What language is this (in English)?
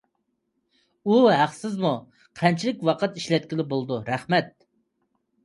Uyghur